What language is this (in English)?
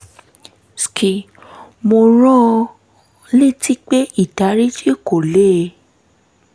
Yoruba